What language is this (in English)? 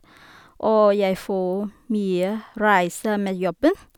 Norwegian